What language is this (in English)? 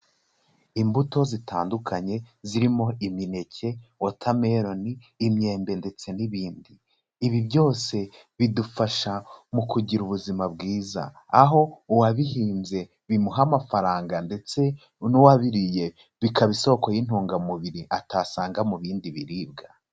Kinyarwanda